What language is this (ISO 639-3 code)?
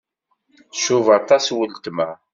kab